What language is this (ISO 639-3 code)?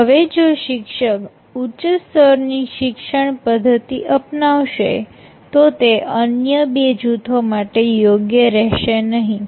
guj